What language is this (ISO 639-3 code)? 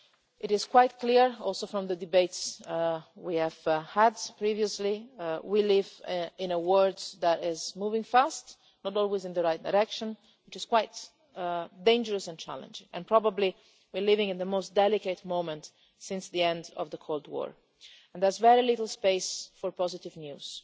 eng